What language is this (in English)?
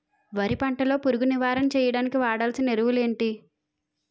Telugu